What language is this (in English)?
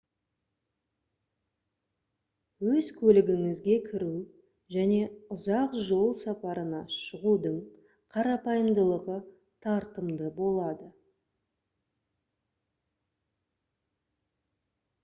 Kazakh